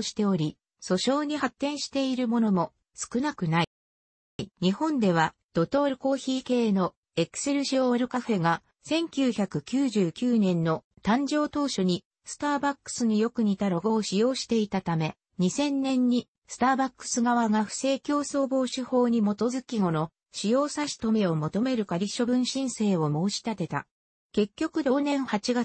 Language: Japanese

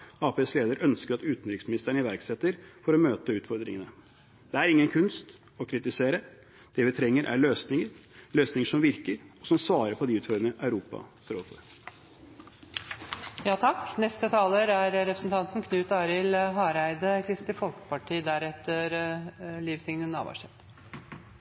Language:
Norwegian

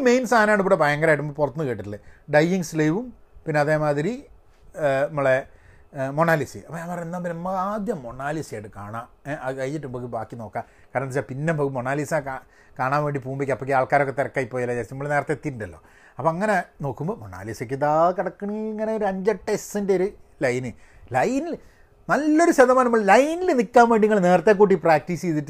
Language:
Malayalam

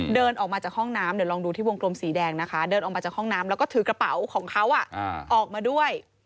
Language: Thai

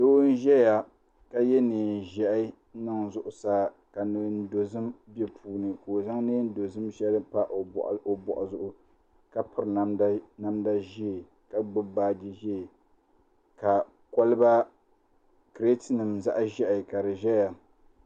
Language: Dagbani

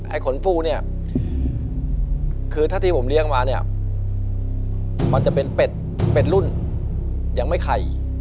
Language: Thai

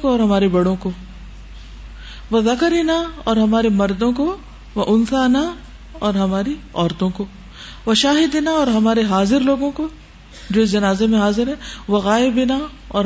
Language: Urdu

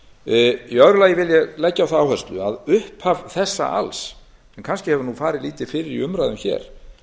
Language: Icelandic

